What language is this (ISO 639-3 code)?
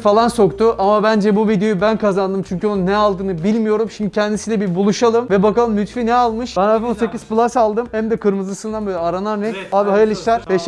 tur